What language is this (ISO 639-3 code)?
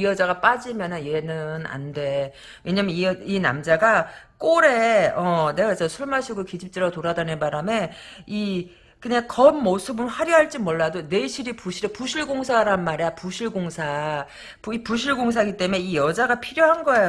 kor